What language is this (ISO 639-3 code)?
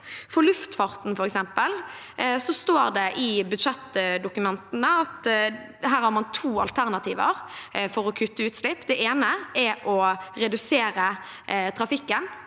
nor